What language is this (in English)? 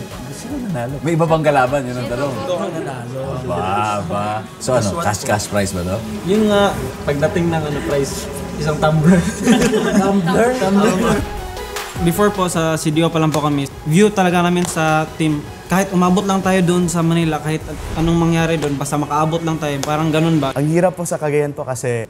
Filipino